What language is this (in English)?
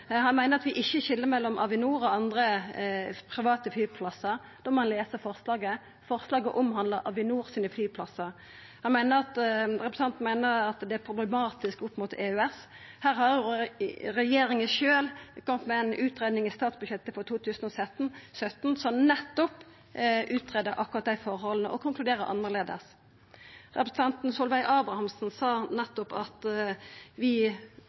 Norwegian Nynorsk